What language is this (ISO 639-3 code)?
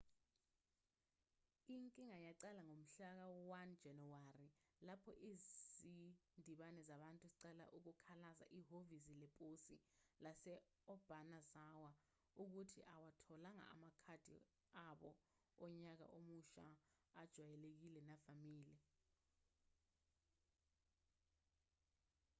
zul